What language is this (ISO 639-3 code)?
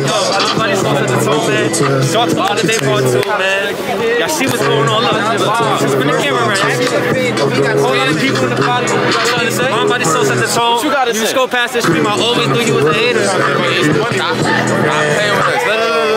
eng